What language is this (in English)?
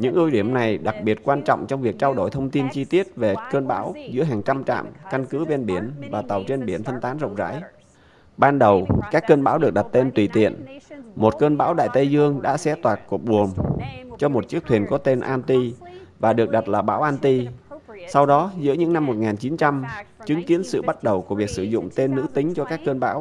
Vietnamese